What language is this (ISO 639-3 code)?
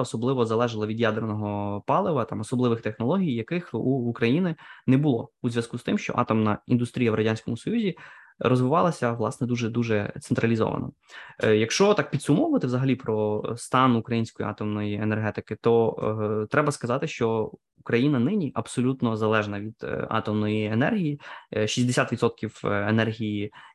ukr